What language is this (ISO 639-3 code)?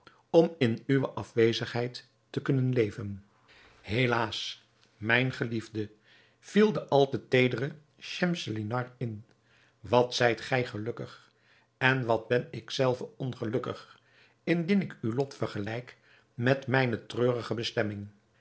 nld